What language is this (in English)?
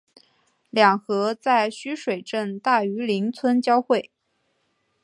Chinese